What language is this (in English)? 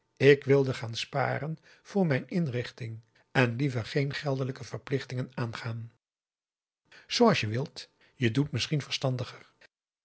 Dutch